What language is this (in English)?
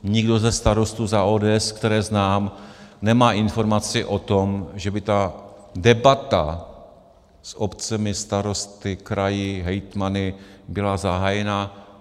Czech